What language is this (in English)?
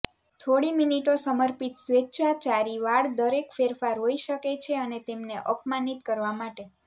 Gujarati